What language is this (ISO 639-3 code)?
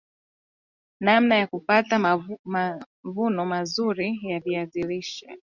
swa